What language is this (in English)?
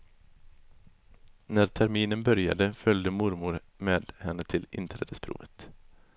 Swedish